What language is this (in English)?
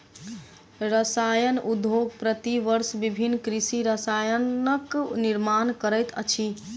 Maithili